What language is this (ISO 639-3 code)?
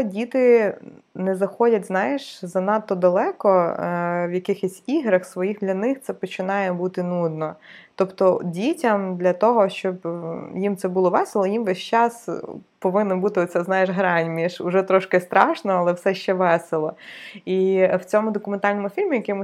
ukr